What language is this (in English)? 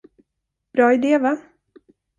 Swedish